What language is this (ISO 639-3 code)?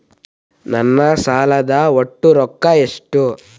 kan